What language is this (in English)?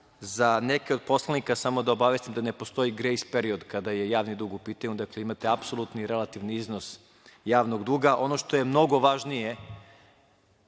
Serbian